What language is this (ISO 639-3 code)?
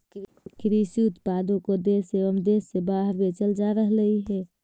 mag